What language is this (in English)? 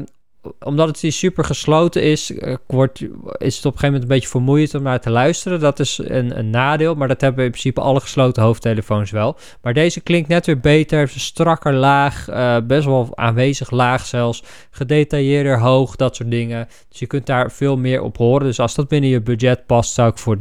Dutch